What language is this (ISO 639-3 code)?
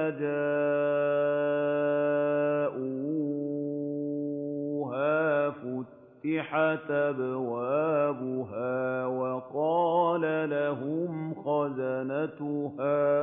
ara